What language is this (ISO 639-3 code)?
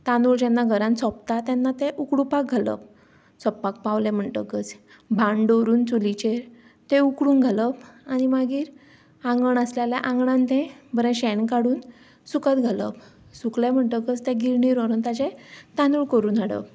kok